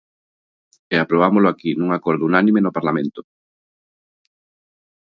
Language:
Galician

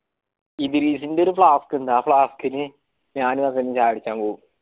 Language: Malayalam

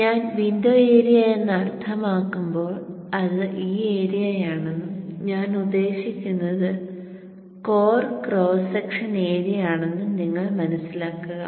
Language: Malayalam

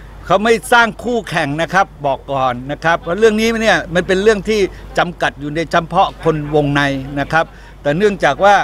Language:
Thai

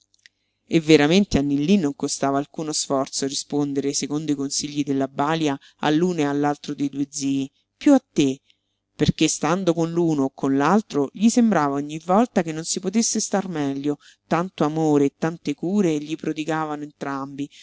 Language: Italian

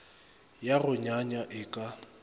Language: Northern Sotho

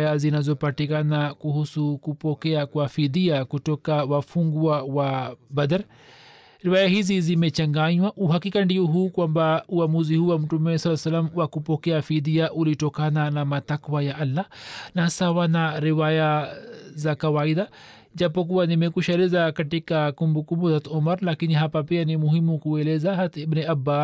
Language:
Swahili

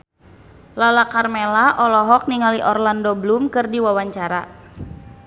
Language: Sundanese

